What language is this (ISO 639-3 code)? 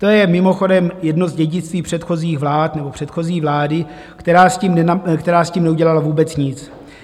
ces